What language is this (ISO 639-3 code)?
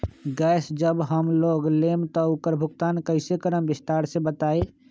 mag